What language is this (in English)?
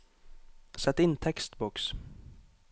Norwegian